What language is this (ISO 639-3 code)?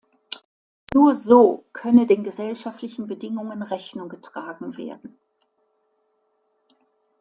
deu